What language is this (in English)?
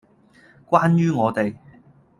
Cantonese